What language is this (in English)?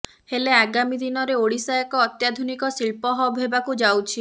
Odia